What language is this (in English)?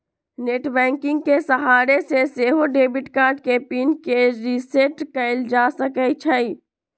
Magahi